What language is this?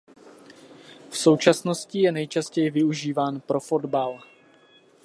Czech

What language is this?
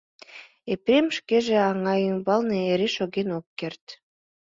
Mari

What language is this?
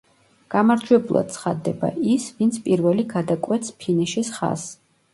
Georgian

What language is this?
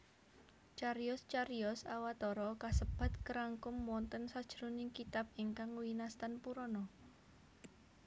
Javanese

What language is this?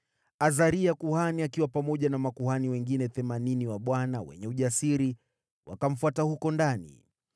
Swahili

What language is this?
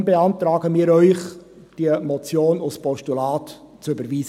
Swiss German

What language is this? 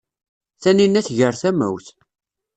Kabyle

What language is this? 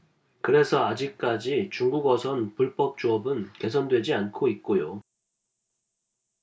Korean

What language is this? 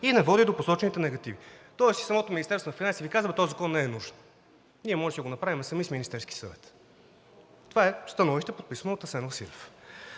Bulgarian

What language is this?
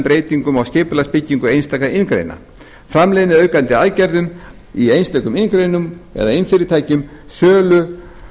Icelandic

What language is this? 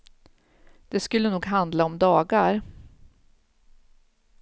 Swedish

